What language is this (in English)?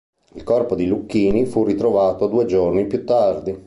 Italian